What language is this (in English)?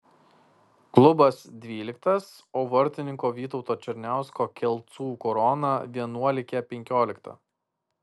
Lithuanian